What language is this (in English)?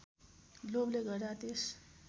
Nepali